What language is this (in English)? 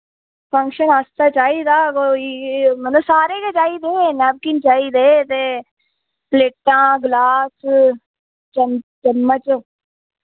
Dogri